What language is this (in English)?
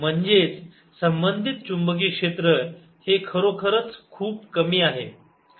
Marathi